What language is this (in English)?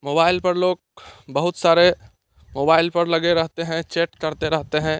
Hindi